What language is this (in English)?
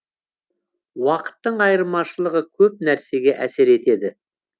Kazakh